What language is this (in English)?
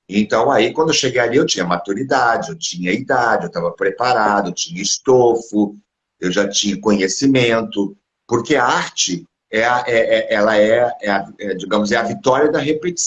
Portuguese